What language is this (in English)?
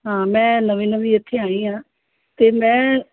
Punjabi